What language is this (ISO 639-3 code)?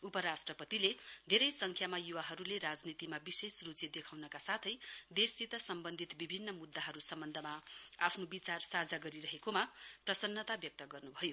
nep